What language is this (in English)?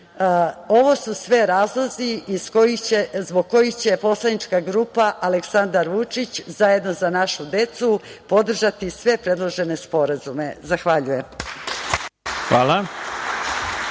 Serbian